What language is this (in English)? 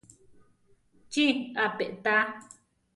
Central Tarahumara